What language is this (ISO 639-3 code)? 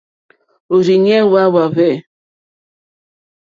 bri